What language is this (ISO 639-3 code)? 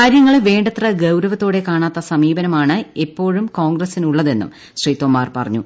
mal